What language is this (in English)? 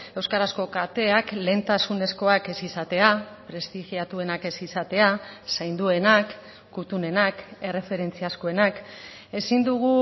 Basque